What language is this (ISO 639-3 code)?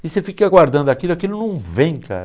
por